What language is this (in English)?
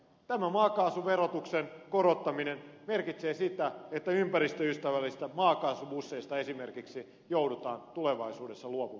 Finnish